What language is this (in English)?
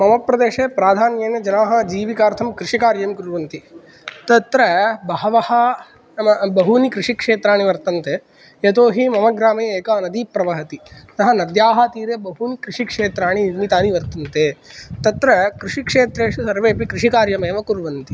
Sanskrit